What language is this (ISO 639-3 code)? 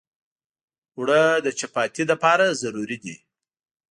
pus